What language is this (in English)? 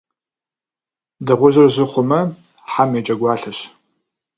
Kabardian